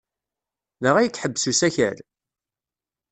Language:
Kabyle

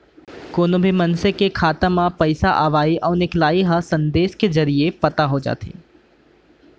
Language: Chhattisgarhi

